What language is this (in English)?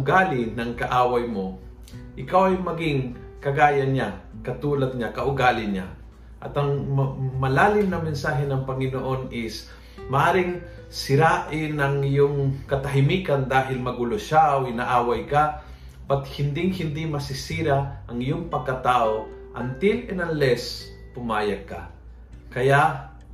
Filipino